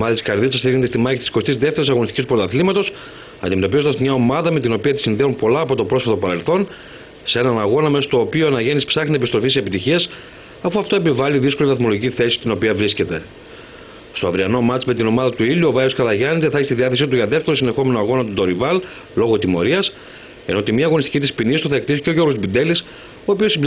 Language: Greek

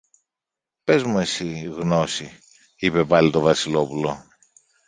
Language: Greek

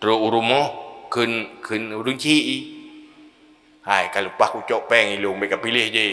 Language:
Malay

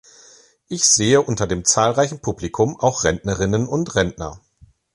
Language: German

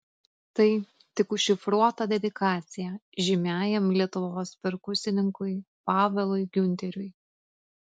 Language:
Lithuanian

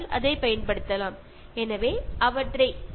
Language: Malayalam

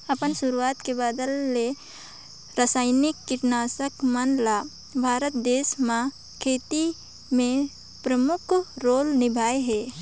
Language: Chhattisgarhi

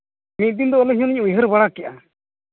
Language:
Santali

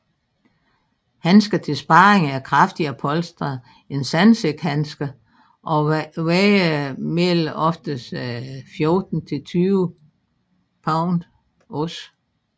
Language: Danish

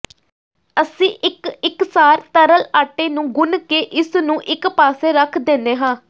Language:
Punjabi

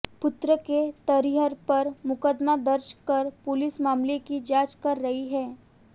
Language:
Hindi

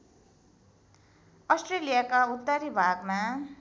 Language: Nepali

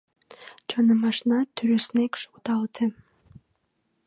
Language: Mari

